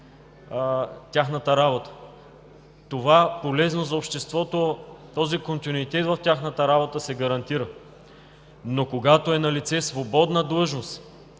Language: Bulgarian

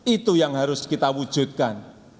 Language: Indonesian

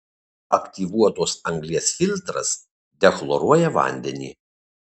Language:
Lithuanian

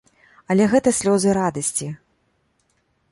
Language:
Belarusian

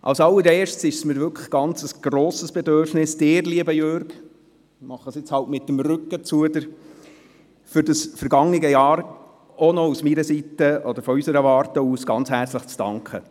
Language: Swiss German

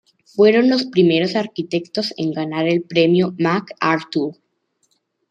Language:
Spanish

